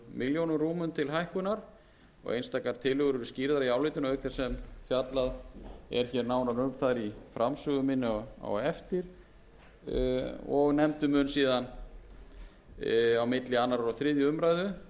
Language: Icelandic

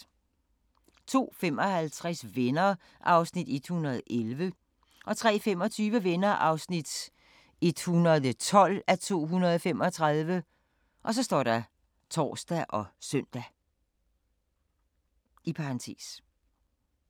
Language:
Danish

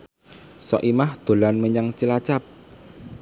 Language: Javanese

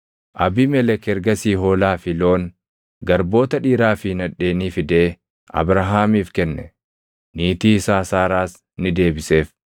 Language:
Oromo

